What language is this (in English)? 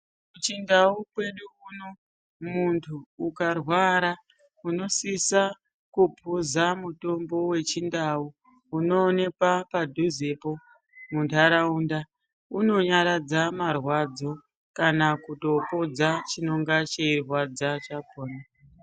Ndau